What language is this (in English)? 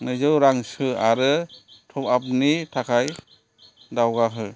Bodo